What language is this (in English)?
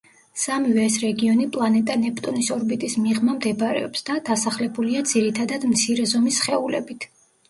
Georgian